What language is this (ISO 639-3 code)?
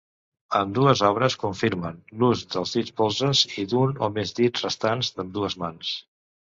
cat